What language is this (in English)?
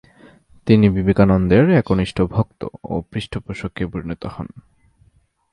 Bangla